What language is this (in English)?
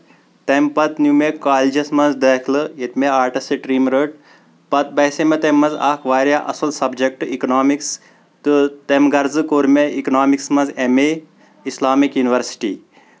Kashmiri